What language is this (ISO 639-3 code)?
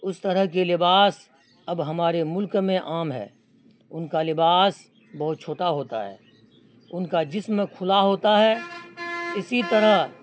urd